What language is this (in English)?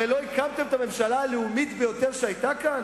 Hebrew